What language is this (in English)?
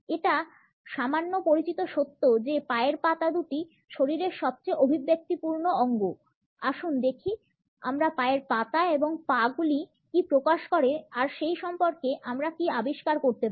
Bangla